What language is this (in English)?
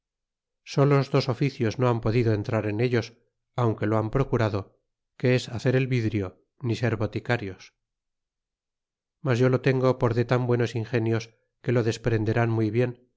Spanish